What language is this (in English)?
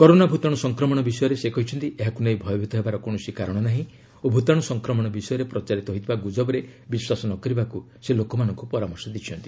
Odia